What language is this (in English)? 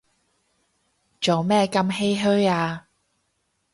Cantonese